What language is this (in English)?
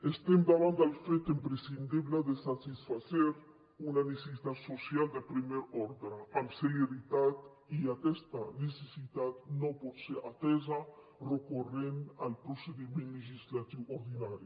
Catalan